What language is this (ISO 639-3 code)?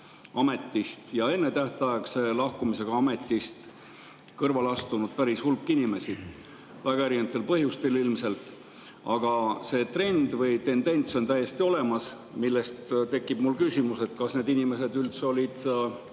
est